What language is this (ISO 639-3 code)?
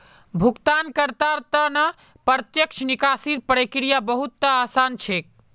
mag